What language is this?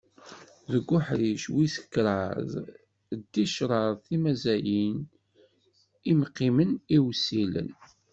Kabyle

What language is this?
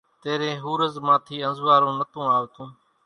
Kachi Koli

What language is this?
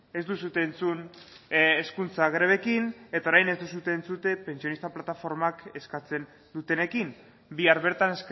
Basque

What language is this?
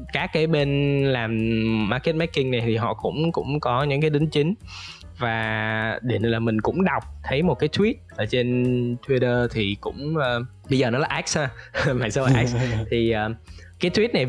Vietnamese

